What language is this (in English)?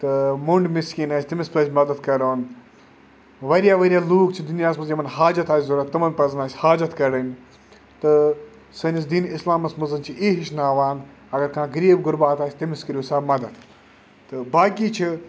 Kashmiri